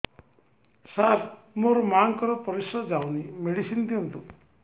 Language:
Odia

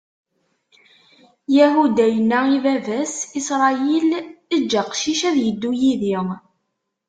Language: Kabyle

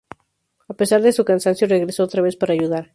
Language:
Spanish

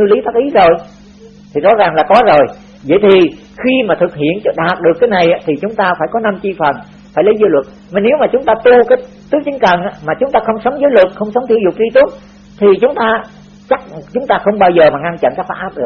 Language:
Vietnamese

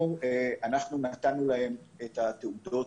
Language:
Hebrew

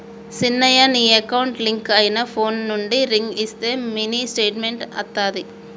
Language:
Telugu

